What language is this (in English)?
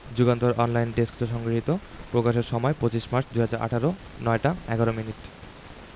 Bangla